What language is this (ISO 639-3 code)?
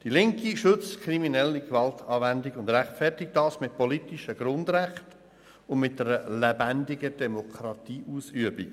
gsw